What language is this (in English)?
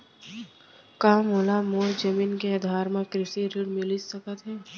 Chhattisgarhi